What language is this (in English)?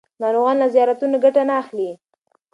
Pashto